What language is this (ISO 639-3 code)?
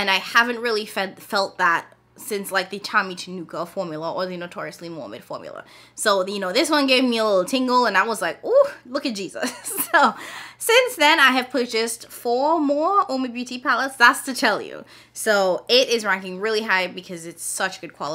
eng